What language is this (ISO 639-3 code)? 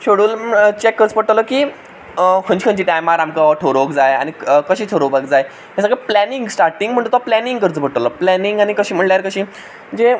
kok